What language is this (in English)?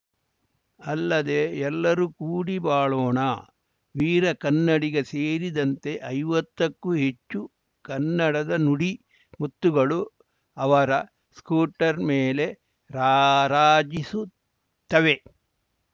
Kannada